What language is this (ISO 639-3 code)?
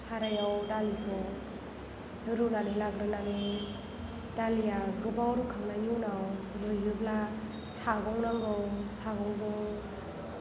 brx